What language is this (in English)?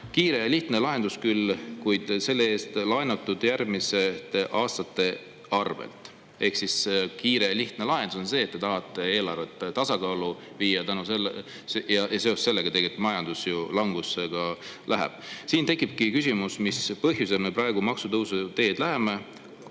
Estonian